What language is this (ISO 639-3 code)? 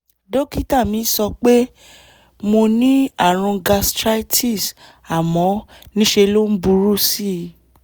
yor